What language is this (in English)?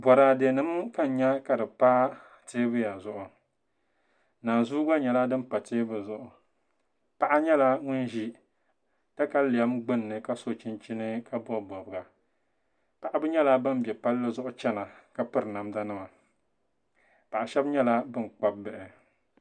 Dagbani